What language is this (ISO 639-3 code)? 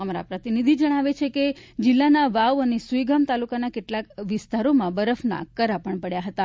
guj